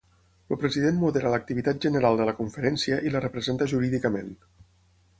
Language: Catalan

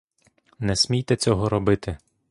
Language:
Ukrainian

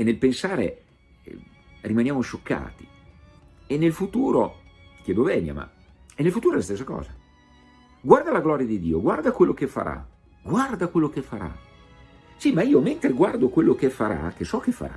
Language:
Italian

